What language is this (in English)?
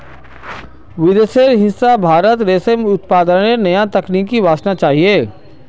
Magahi